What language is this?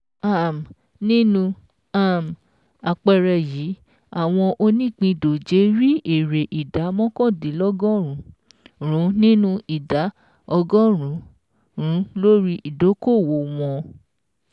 Yoruba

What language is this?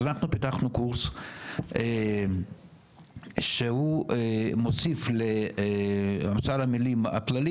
Hebrew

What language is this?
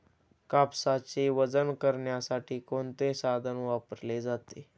Marathi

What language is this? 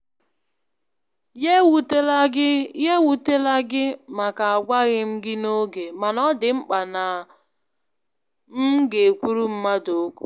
Igbo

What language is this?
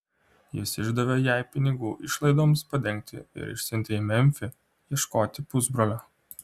Lithuanian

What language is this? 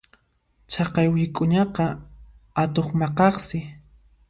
Puno Quechua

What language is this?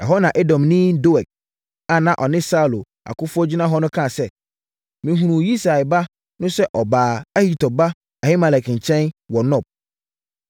Akan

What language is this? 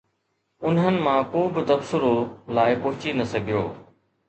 Sindhi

